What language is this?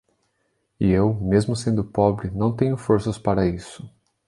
Portuguese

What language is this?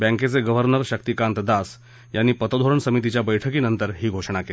Marathi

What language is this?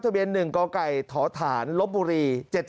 Thai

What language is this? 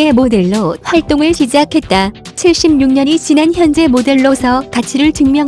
Korean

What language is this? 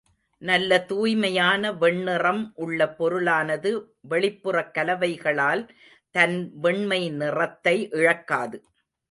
Tamil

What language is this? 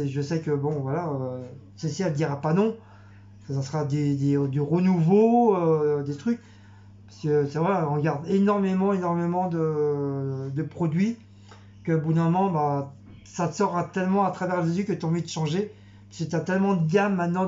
French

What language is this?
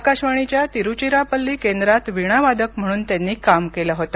Marathi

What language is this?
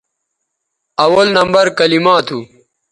Bateri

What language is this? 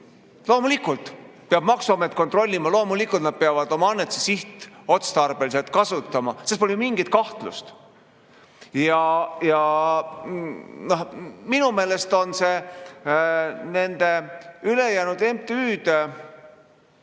Estonian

